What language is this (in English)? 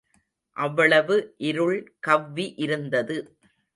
Tamil